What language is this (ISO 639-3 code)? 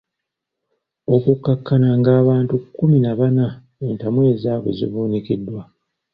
lug